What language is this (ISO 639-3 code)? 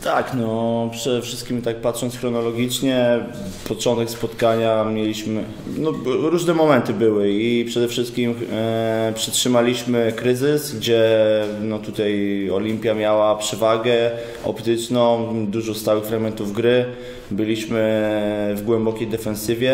pol